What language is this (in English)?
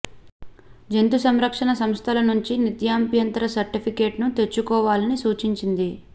Telugu